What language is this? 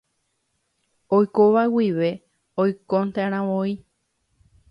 Guarani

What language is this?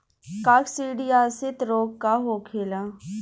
Bhojpuri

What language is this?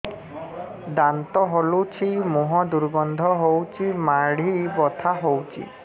Odia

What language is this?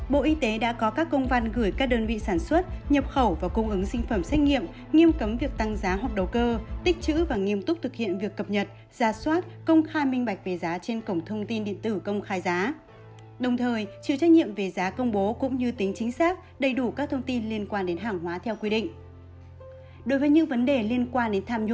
Vietnamese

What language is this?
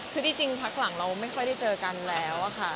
Thai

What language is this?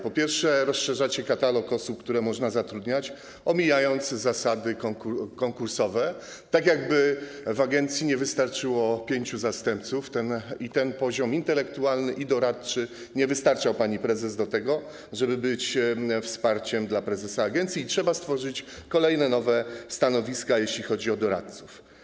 Polish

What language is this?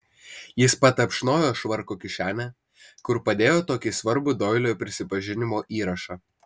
Lithuanian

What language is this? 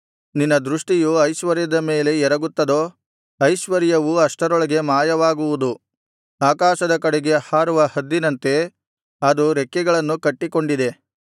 Kannada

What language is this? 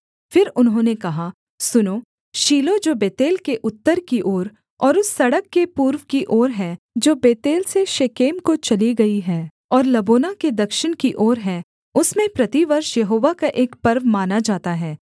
Hindi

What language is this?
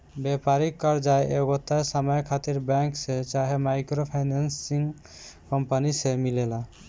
Bhojpuri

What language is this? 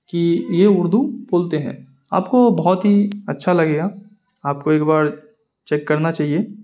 Urdu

